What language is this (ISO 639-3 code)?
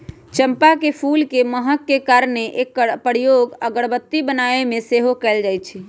mag